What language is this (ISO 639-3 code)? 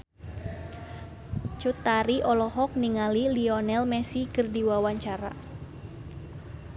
sun